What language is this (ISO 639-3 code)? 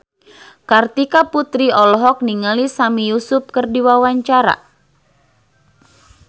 sun